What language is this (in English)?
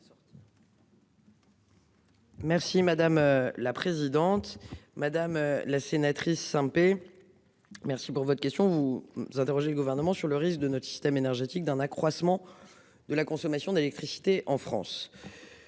French